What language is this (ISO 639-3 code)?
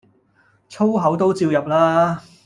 yue